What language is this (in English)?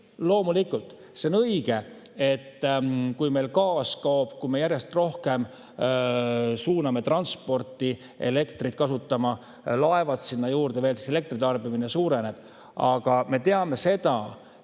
Estonian